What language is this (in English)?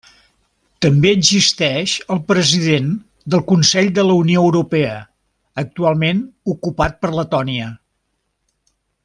Catalan